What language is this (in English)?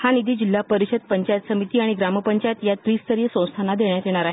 Marathi